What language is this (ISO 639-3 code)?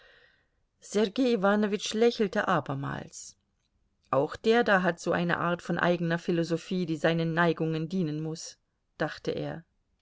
deu